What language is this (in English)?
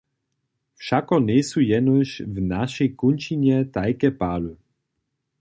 Upper Sorbian